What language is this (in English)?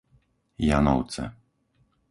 Slovak